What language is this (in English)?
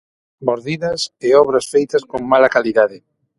Galician